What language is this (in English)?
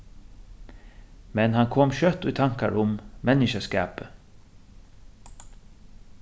Faroese